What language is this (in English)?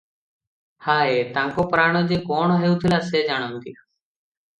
Odia